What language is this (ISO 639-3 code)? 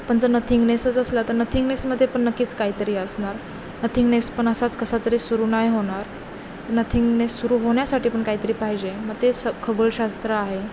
mar